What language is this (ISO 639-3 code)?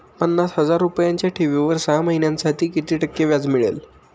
mar